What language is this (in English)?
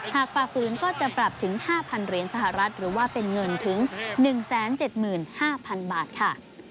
Thai